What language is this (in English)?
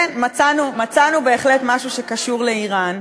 Hebrew